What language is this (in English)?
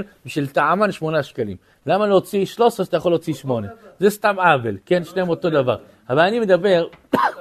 Hebrew